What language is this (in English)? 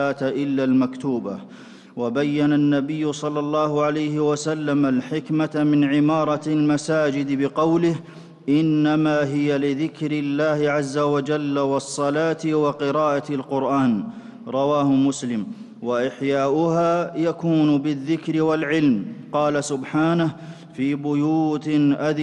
Arabic